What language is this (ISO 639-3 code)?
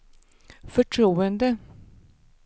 swe